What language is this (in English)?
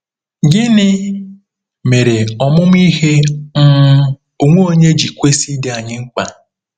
Igbo